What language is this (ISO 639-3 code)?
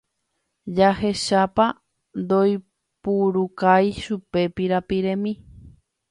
grn